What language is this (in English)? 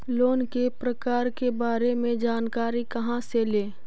Magahi